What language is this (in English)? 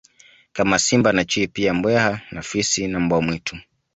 Swahili